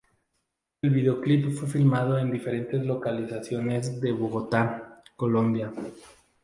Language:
Spanish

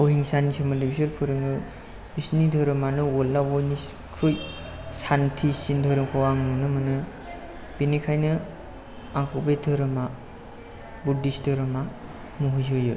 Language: Bodo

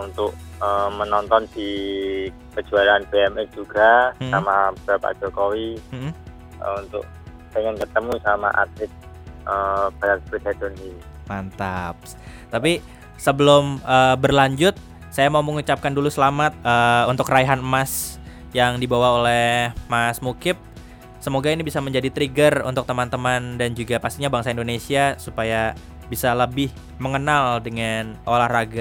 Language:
Indonesian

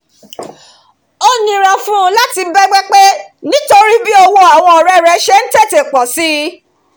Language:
Yoruba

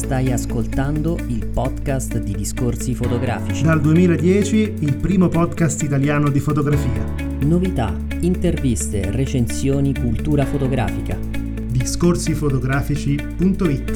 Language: Italian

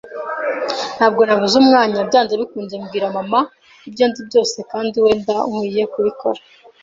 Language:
Kinyarwanda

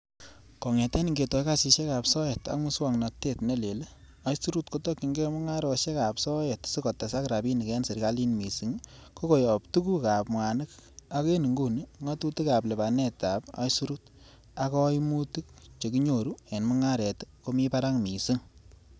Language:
Kalenjin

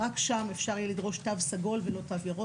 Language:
Hebrew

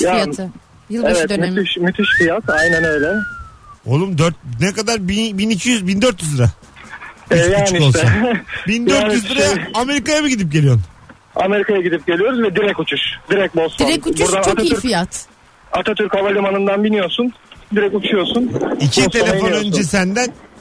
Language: Turkish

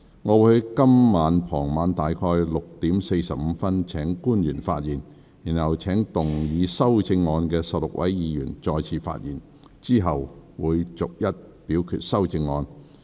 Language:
Cantonese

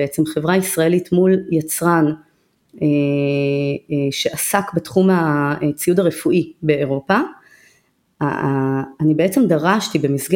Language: Hebrew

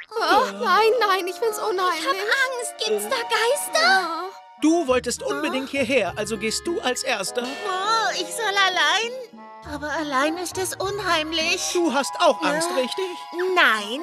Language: German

